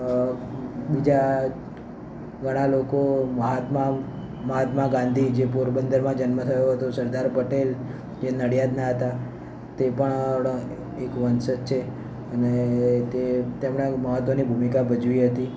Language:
Gujarati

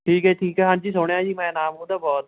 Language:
Punjabi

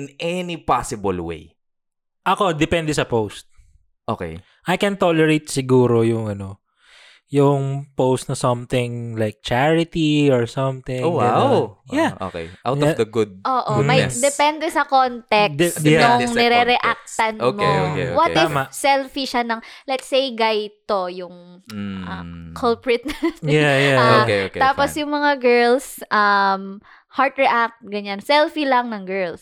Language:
Filipino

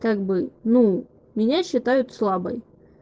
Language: Russian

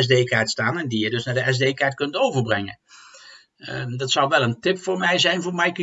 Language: Dutch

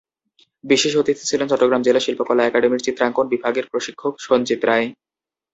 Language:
Bangla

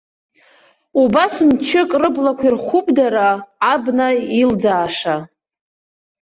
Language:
Abkhazian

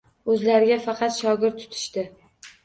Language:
Uzbek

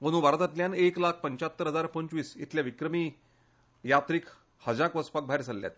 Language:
Konkani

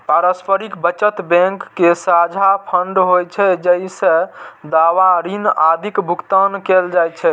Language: Maithili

